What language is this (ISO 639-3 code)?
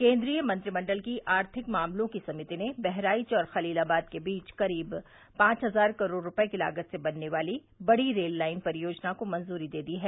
hin